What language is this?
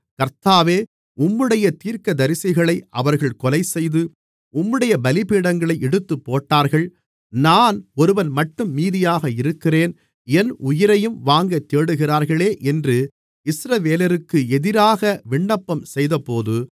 Tamil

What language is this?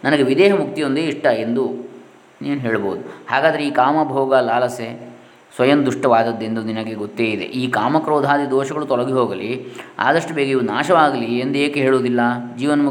Kannada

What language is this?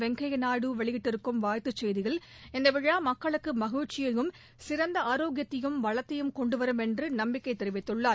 Tamil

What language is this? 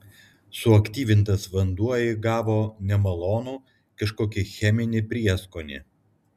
Lithuanian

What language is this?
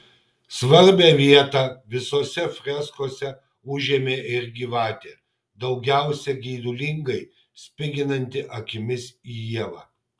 Lithuanian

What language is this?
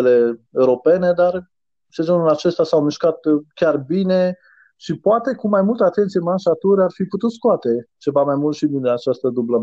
Romanian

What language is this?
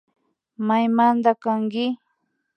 Imbabura Highland Quichua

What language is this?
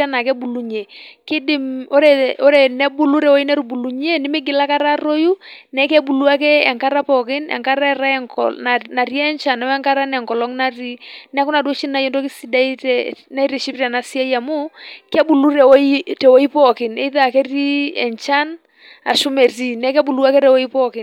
Masai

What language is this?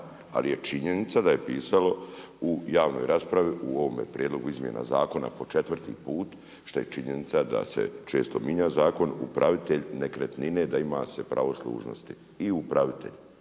Croatian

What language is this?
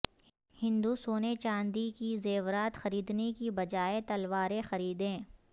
Urdu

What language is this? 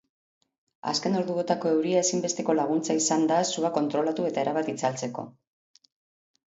Basque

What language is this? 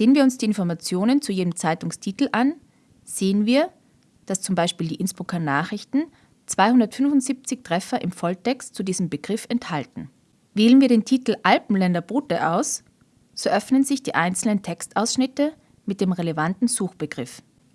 German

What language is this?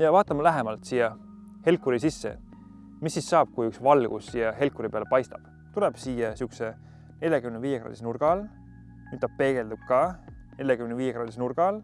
Estonian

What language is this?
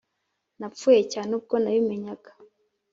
Kinyarwanda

